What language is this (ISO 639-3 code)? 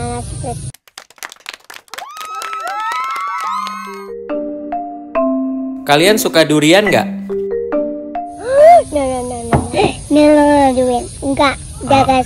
ind